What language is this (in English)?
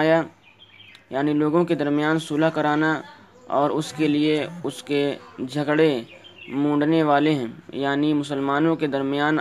Urdu